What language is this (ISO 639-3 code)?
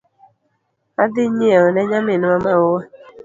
luo